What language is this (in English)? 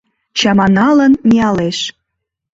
Mari